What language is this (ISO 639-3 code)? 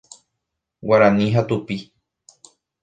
grn